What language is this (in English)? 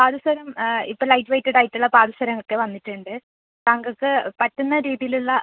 Malayalam